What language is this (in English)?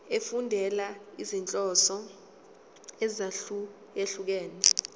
Zulu